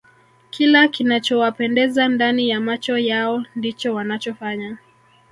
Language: Swahili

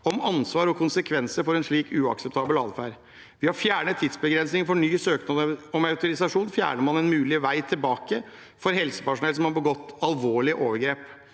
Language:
Norwegian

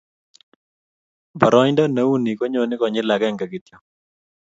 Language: Kalenjin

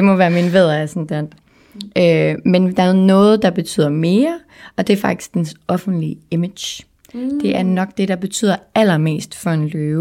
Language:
Danish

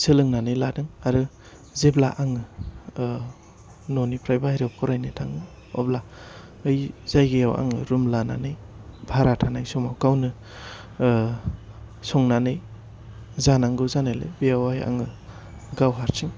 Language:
Bodo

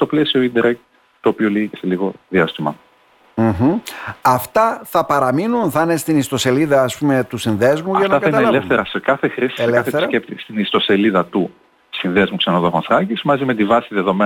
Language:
Greek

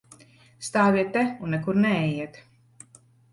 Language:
Latvian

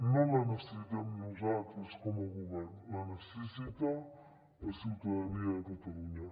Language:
Catalan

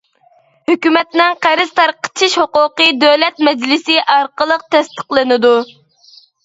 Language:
Uyghur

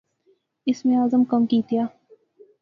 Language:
Pahari-Potwari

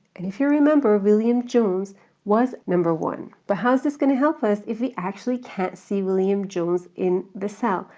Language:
English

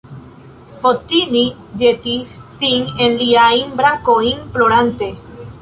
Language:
Esperanto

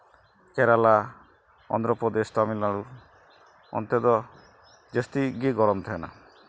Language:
Santali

